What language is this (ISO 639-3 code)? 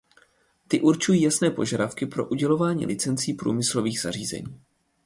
ces